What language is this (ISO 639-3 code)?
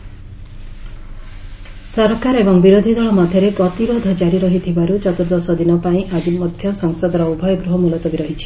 ori